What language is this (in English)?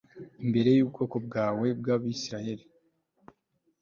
Kinyarwanda